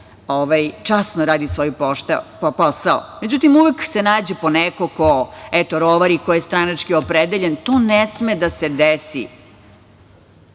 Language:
Serbian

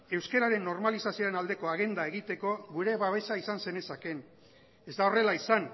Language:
Basque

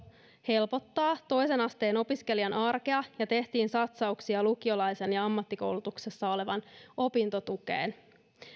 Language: Finnish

